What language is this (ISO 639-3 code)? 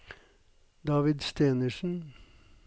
nor